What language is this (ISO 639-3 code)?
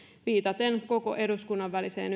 fin